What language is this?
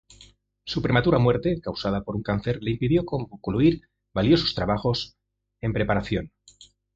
Spanish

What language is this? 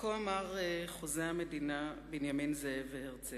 Hebrew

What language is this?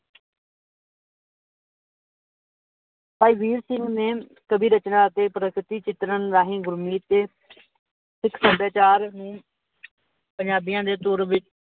Punjabi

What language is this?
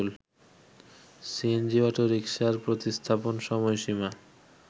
Bangla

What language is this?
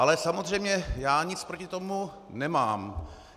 Czech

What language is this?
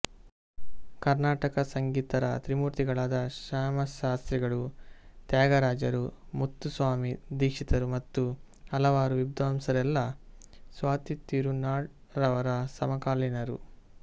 Kannada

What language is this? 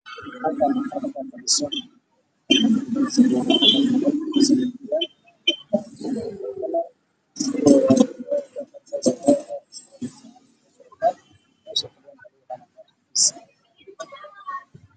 Somali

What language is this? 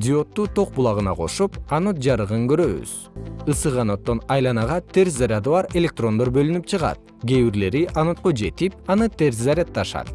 Kyrgyz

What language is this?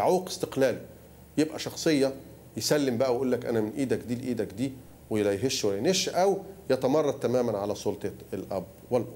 Arabic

